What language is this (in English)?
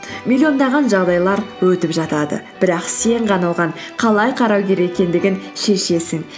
Kazakh